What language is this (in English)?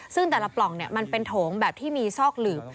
Thai